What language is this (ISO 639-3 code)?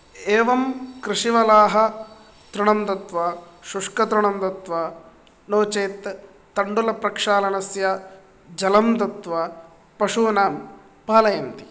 san